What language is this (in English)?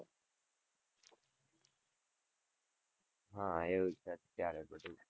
Gujarati